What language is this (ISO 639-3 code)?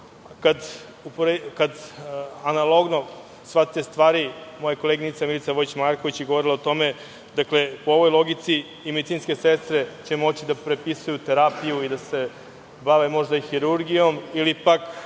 srp